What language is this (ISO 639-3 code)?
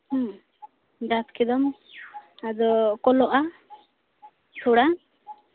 sat